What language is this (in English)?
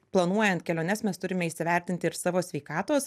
Lithuanian